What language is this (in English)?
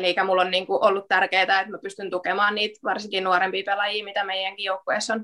Finnish